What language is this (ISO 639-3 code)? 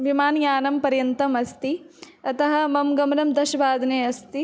san